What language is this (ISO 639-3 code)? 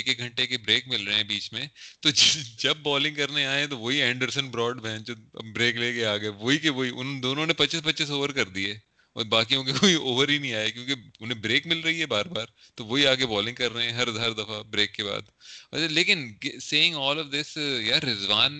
urd